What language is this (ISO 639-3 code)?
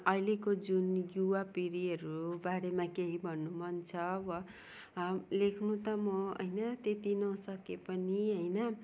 nep